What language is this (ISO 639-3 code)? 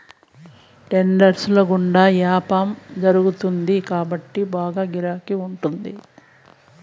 tel